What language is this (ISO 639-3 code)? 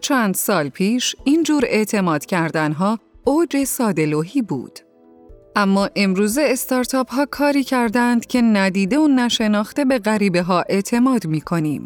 fas